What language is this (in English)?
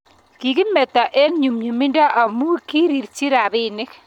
Kalenjin